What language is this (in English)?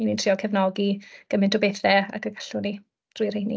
Welsh